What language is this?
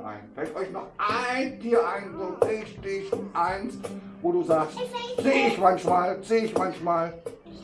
German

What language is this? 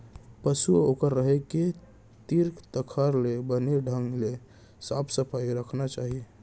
Chhattisgarhi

